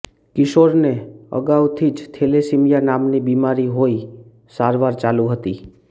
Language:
Gujarati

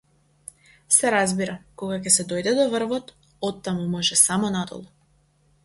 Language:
Macedonian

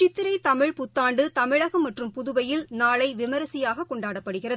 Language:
Tamil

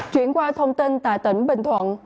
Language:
Vietnamese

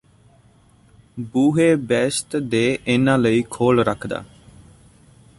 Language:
Punjabi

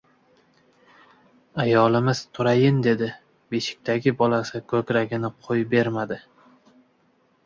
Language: Uzbek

